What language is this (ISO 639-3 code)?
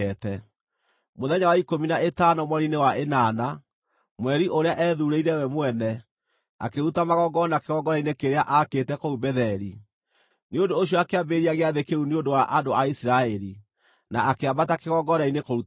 kik